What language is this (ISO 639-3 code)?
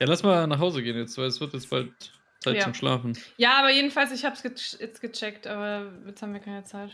deu